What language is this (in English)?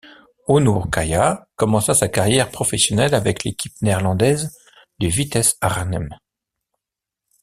French